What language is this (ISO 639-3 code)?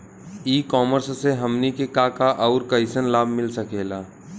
bho